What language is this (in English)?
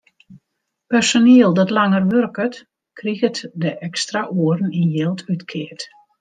Western Frisian